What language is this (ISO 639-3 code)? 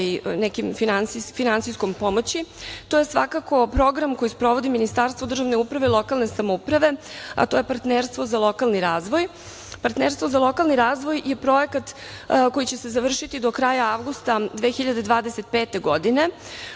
srp